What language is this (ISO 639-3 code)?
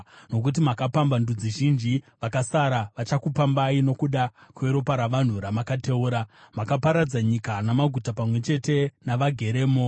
sna